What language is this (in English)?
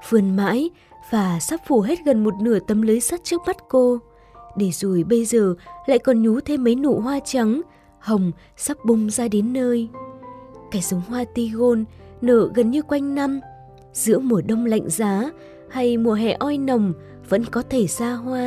Vietnamese